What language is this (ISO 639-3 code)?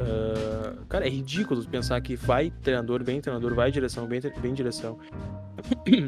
por